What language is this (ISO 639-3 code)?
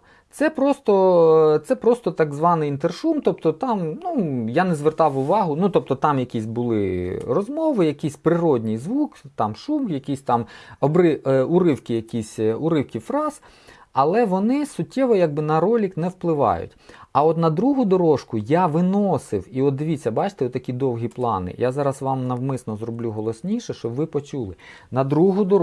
ukr